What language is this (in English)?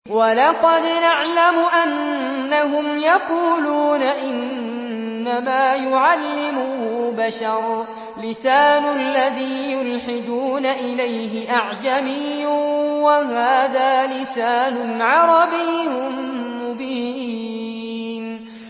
Arabic